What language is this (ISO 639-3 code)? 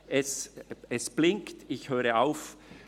gsw